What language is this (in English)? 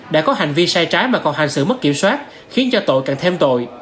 Vietnamese